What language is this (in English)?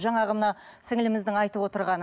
Kazakh